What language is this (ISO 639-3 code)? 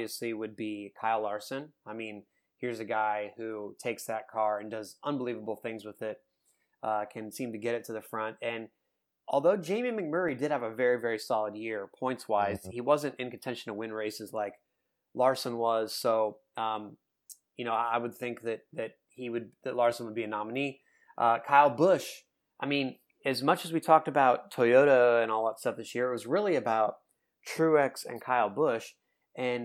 eng